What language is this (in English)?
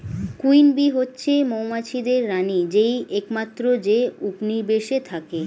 Bangla